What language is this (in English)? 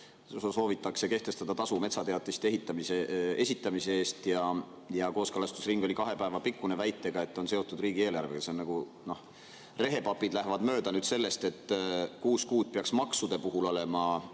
Estonian